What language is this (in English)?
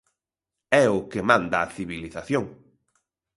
Galician